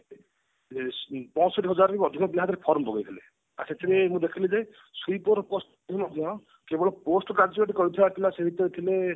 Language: Odia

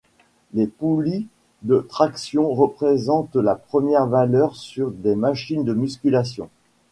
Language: French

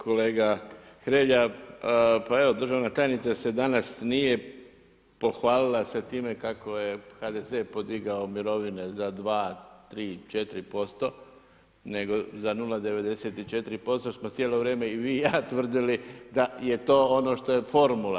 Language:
Croatian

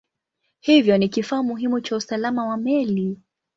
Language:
Swahili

